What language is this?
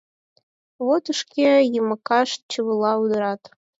Mari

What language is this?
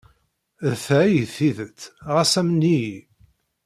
Kabyle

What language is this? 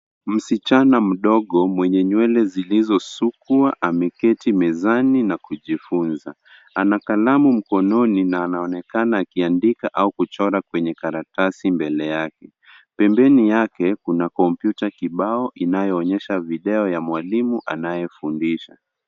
Swahili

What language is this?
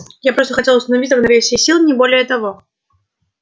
Russian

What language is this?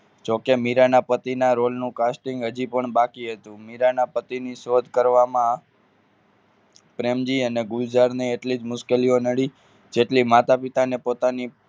Gujarati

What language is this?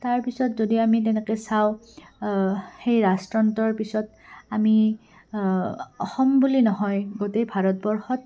Assamese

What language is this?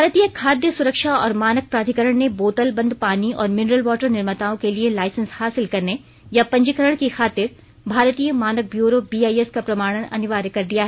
Hindi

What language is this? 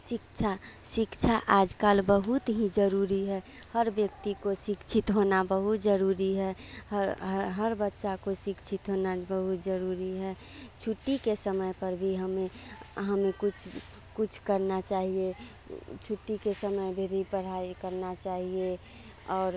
Hindi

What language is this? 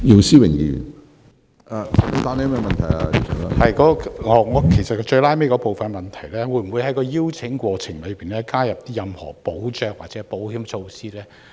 Cantonese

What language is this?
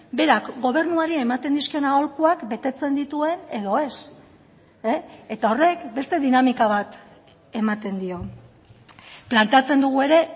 Basque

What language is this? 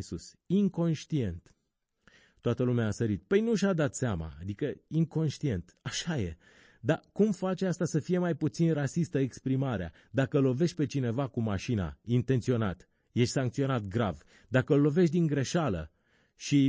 Romanian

